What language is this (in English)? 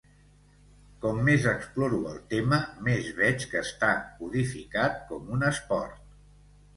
Catalan